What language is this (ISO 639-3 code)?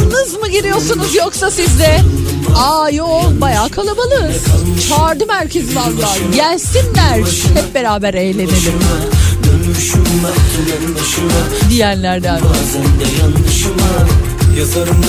tur